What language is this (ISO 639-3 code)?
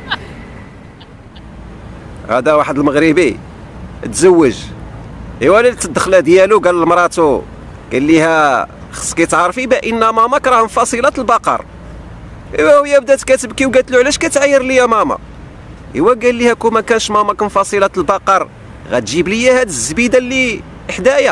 ara